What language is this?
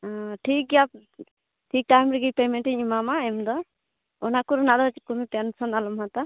Santali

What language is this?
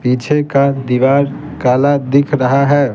Hindi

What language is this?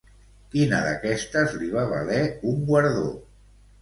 Catalan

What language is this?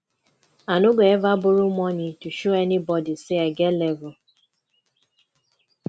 Nigerian Pidgin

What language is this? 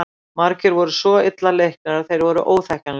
Icelandic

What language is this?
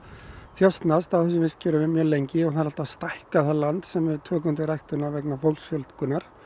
Icelandic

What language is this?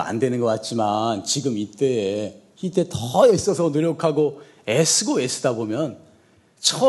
Korean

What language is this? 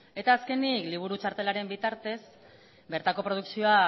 Basque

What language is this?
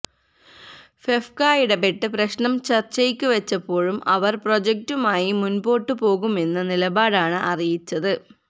Malayalam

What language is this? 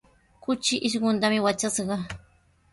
Sihuas Ancash Quechua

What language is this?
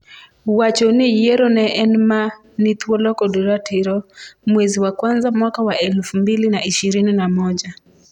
Luo (Kenya and Tanzania)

